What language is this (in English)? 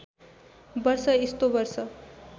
Nepali